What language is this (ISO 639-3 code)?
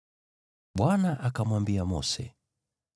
swa